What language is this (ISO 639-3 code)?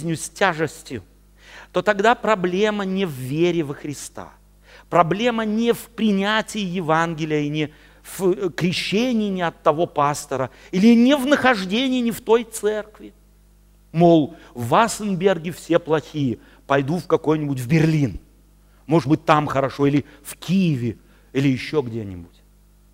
rus